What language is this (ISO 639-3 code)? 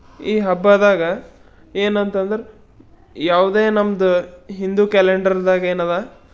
kan